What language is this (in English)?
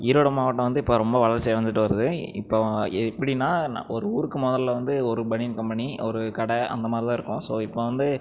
Tamil